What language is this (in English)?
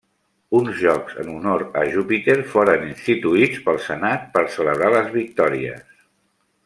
Catalan